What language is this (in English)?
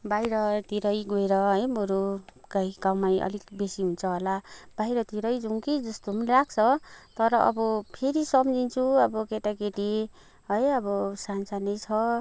Nepali